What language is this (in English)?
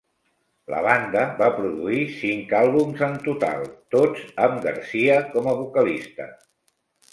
Catalan